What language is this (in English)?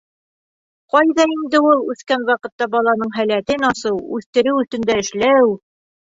Bashkir